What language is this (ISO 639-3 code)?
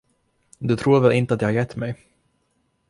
swe